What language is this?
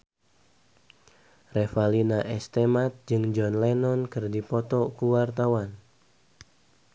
Sundanese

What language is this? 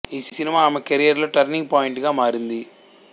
Telugu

